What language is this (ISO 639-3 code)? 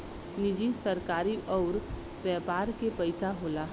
bho